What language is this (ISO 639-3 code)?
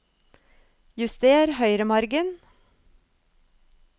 nor